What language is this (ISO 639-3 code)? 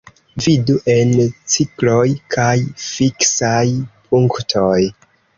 epo